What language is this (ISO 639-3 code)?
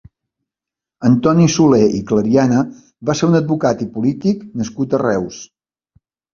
cat